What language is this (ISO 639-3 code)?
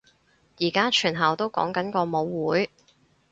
yue